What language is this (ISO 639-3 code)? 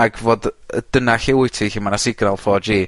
cym